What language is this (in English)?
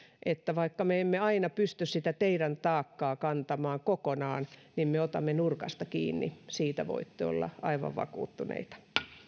Finnish